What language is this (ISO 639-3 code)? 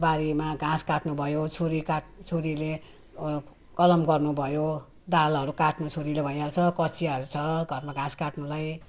nep